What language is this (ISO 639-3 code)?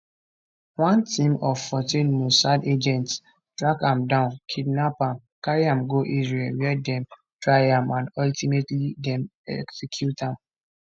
pcm